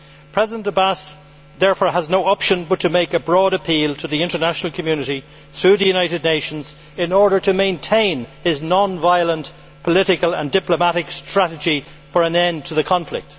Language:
English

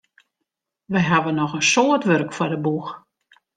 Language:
Western Frisian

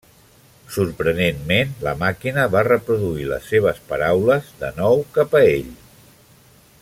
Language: Catalan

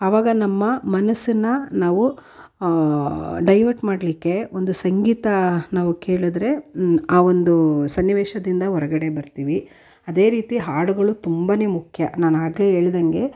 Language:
Kannada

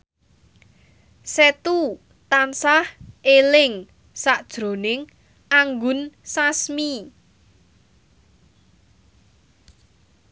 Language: Javanese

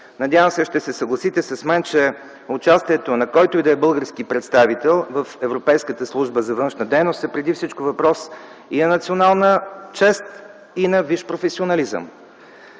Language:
Bulgarian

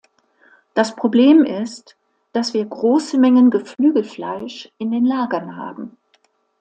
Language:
German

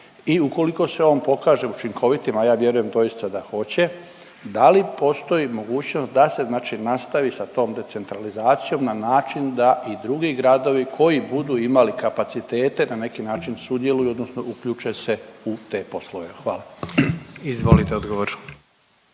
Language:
Croatian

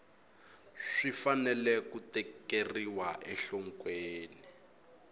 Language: Tsonga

